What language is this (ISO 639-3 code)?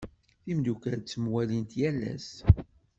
kab